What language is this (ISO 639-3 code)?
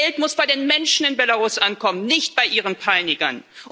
deu